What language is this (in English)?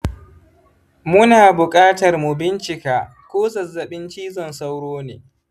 Hausa